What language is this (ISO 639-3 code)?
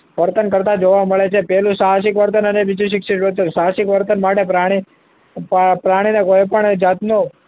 guj